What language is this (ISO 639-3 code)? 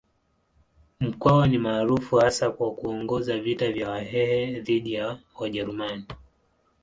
swa